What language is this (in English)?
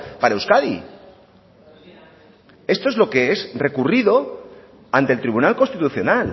Spanish